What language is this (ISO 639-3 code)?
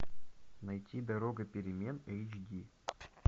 rus